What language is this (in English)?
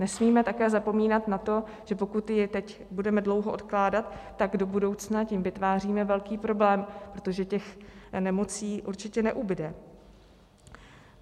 Czech